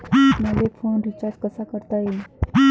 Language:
Marathi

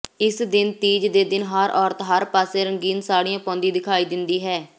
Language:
Punjabi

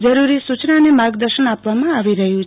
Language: Gujarati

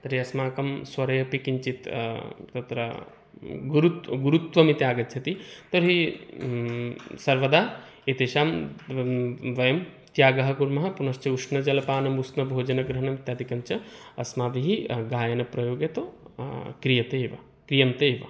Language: Sanskrit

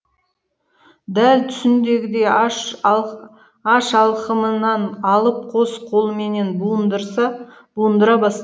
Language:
Kazakh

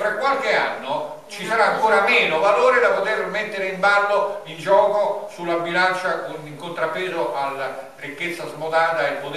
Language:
Italian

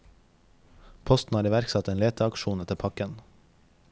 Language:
Norwegian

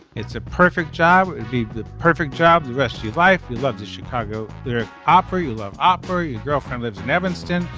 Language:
English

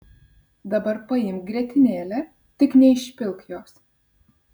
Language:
Lithuanian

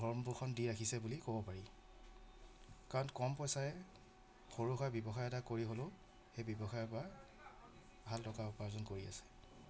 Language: Assamese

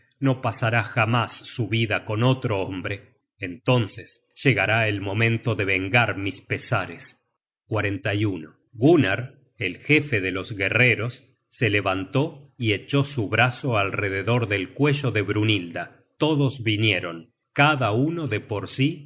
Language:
Spanish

